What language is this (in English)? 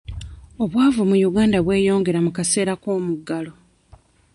Ganda